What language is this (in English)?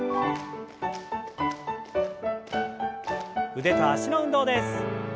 Japanese